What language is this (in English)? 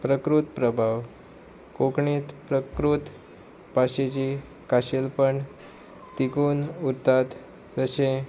Konkani